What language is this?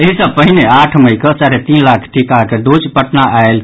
Maithili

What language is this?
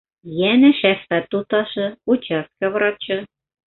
Bashkir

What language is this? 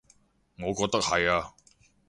Cantonese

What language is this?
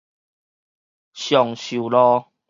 Min Nan Chinese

